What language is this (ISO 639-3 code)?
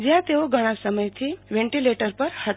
guj